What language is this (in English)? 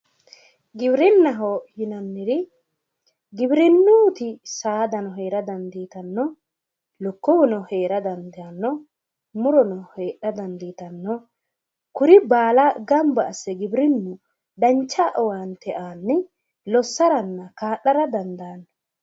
Sidamo